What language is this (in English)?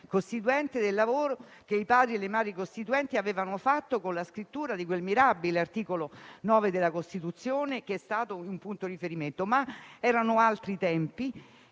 Italian